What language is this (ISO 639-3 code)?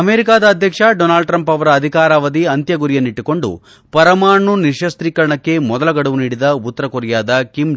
kan